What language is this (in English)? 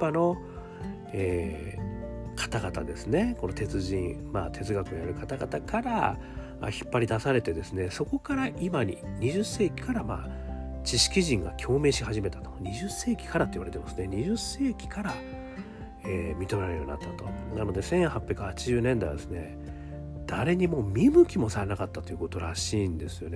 Japanese